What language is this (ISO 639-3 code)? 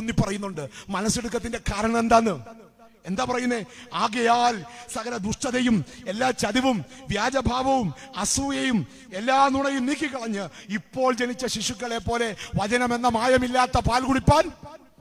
mal